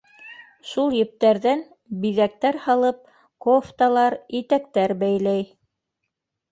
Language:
Bashkir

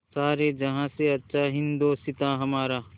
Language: Hindi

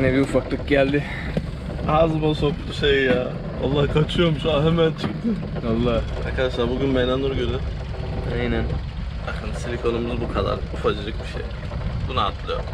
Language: Turkish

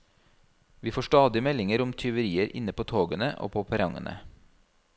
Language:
Norwegian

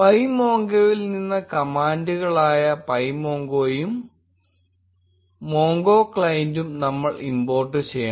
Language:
Malayalam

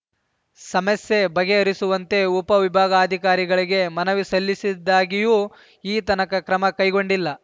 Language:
Kannada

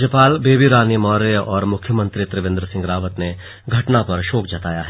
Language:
Hindi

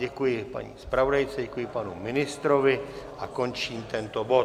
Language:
Czech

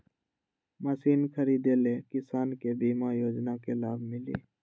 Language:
Magahi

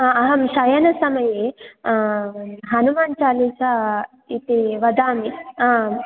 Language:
Sanskrit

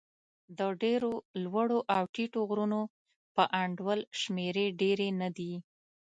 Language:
Pashto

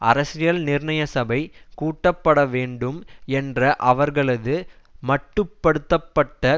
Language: Tamil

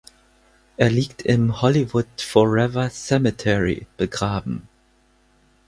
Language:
German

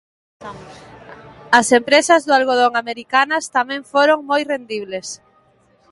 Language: Galician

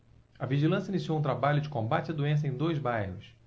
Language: Portuguese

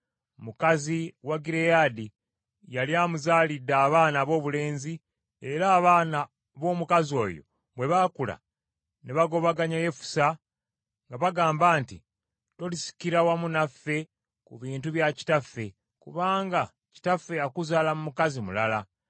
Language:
Ganda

